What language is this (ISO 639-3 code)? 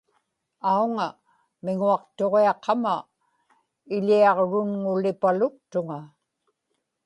ipk